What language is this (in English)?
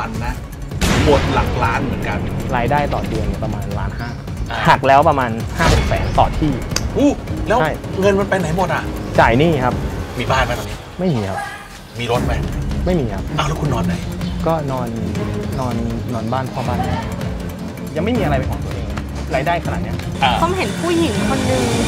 Thai